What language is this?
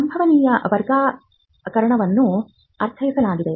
Kannada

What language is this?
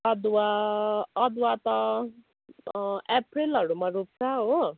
Nepali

